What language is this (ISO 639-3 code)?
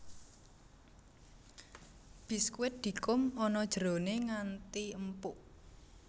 jav